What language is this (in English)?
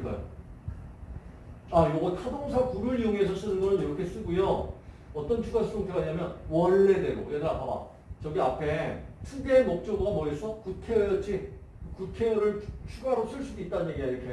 Korean